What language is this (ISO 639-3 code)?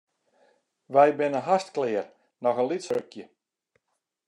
fry